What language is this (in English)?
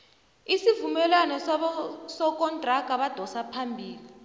South Ndebele